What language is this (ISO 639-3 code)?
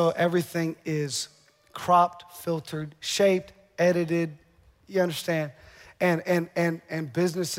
eng